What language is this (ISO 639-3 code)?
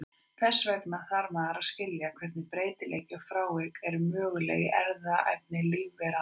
isl